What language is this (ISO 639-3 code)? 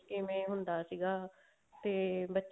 pan